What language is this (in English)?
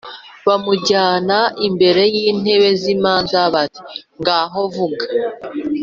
Kinyarwanda